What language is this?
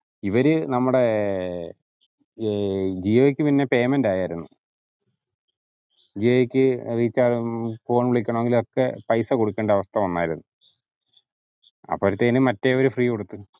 Malayalam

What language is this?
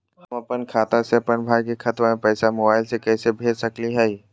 Magahi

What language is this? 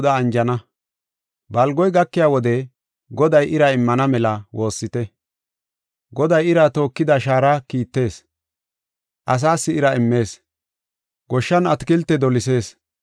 Gofa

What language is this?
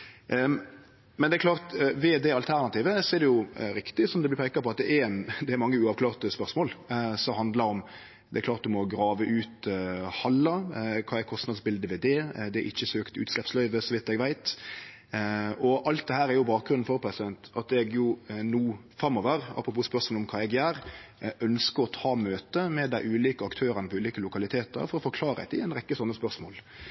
Norwegian Nynorsk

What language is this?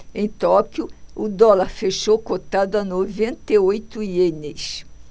Portuguese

